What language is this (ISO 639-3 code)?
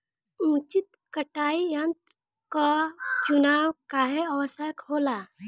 bho